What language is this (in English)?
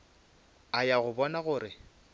Northern Sotho